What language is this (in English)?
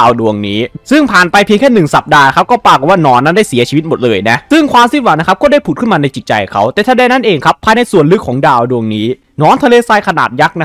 Thai